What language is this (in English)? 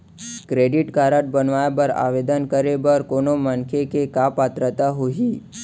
Chhattisgarhi